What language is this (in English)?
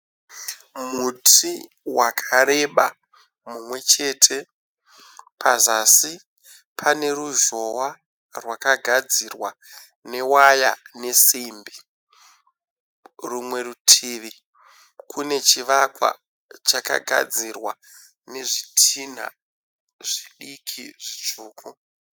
Shona